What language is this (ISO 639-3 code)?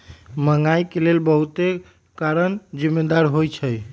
mag